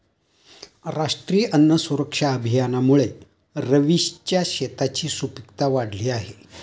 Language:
Marathi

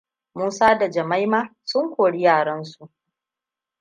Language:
Hausa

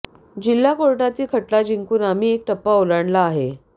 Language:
Marathi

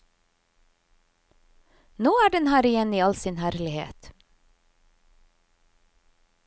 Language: Norwegian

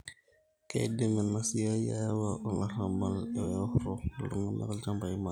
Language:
Masai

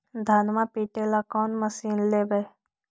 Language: Magahi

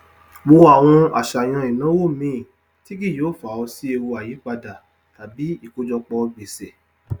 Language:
Yoruba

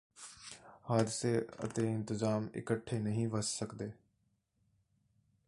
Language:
Punjabi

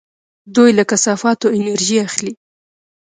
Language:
Pashto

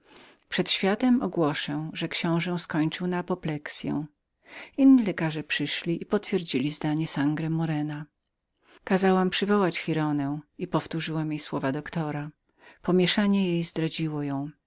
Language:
Polish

